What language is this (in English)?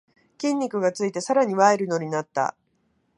Japanese